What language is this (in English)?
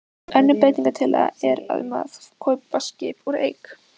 Icelandic